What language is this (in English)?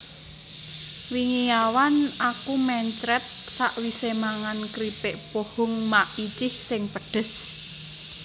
Javanese